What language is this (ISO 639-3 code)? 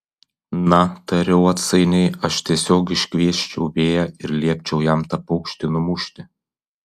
lit